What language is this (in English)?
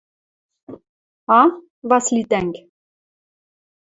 Western Mari